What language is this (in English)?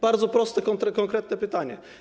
Polish